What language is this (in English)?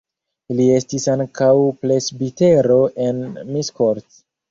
Esperanto